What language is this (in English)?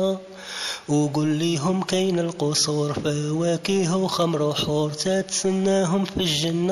Arabic